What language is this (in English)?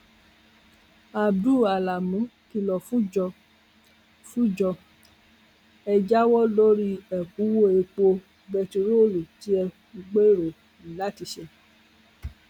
Yoruba